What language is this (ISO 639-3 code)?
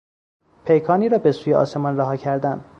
fas